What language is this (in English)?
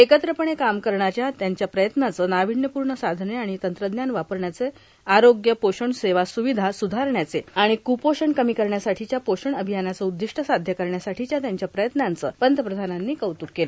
Marathi